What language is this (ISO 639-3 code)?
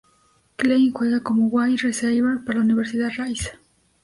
spa